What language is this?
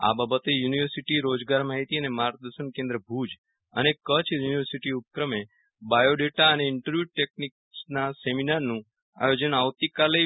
Gujarati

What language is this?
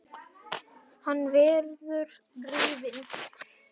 Icelandic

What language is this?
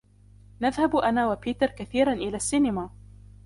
Arabic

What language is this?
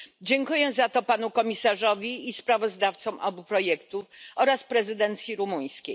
Polish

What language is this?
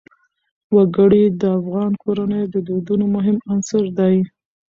Pashto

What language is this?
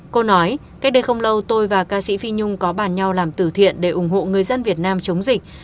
Vietnamese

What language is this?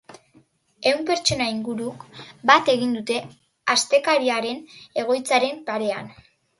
Basque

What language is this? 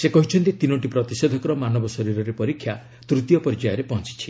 Odia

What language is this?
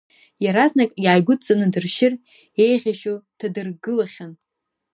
Abkhazian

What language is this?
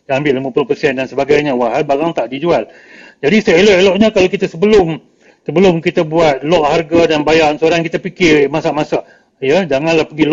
Malay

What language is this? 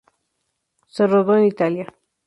Spanish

